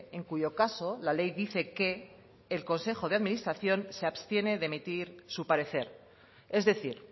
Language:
Spanish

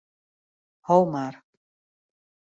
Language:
Western Frisian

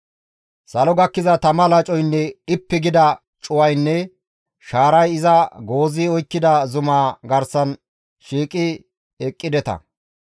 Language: Gamo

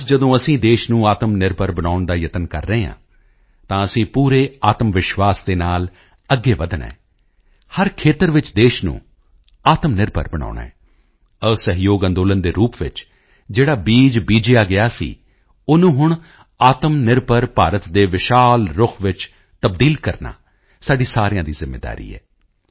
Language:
Punjabi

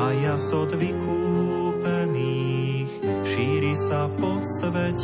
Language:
Slovak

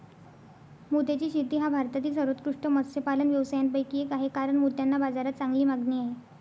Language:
Marathi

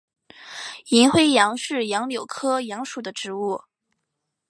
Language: Chinese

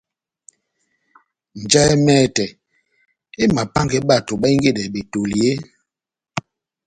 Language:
Batanga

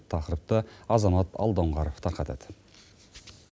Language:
Kazakh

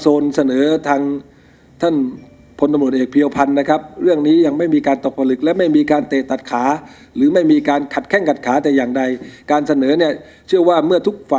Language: Thai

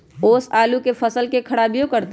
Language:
Magahi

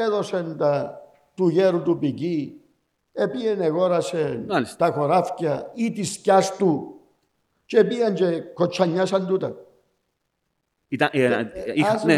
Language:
Greek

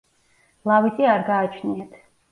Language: Georgian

